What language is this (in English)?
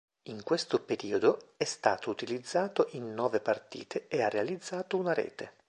Italian